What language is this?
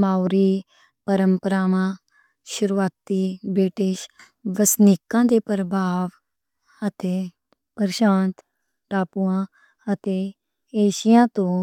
Western Panjabi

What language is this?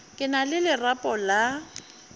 Northern Sotho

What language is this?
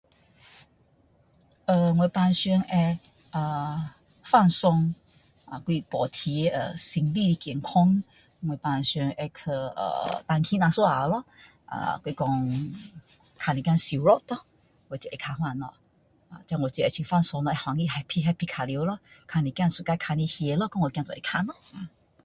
Min Dong Chinese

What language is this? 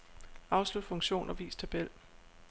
Danish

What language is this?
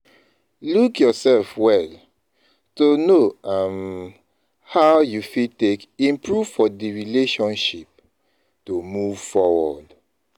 Nigerian Pidgin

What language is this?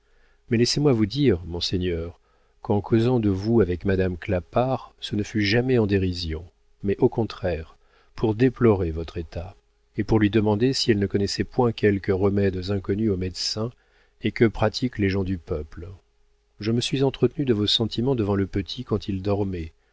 French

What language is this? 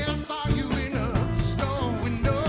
English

